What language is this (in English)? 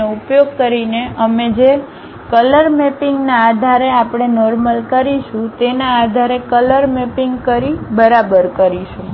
Gujarati